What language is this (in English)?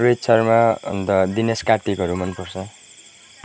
Nepali